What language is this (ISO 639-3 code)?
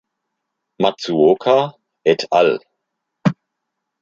deu